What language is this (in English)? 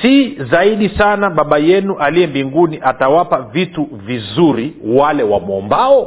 Swahili